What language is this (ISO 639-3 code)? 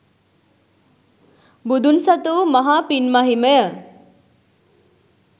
sin